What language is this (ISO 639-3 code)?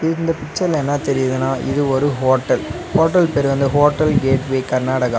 tam